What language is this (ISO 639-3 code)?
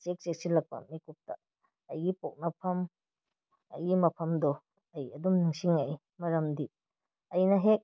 mni